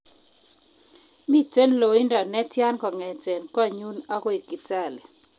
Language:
Kalenjin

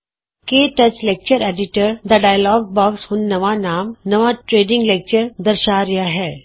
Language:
Punjabi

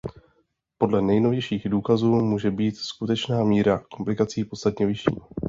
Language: Czech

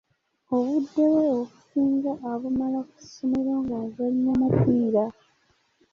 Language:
Ganda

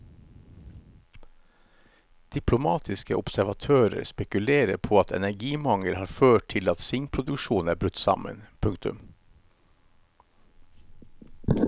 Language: Norwegian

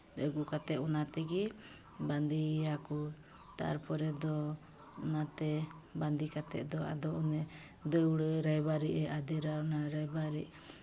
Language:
Santali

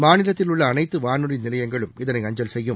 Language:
Tamil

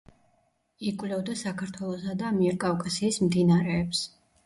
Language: Georgian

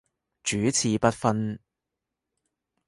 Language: Cantonese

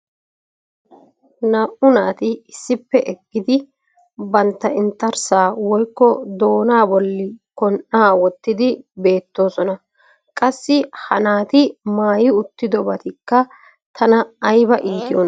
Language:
Wolaytta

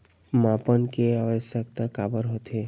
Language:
Chhattisgarhi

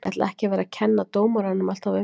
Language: Icelandic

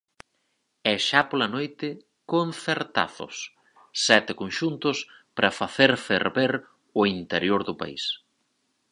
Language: Galician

